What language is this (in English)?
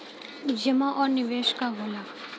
Bhojpuri